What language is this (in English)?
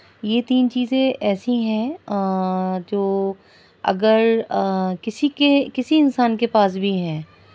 Urdu